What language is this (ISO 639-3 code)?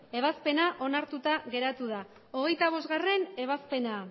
eus